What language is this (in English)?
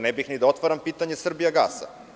Serbian